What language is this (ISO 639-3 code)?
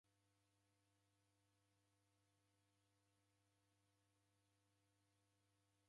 dav